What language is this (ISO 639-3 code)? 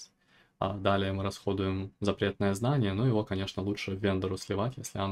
rus